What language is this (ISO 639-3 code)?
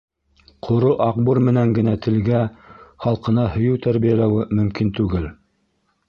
bak